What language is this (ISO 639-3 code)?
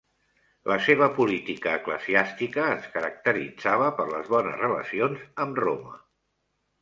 cat